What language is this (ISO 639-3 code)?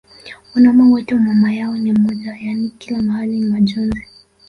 swa